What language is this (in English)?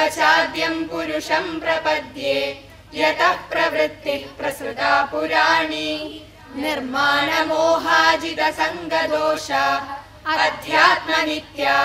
Korean